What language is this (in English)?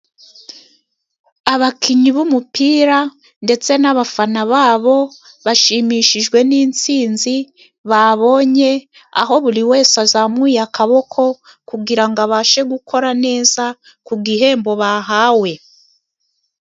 Kinyarwanda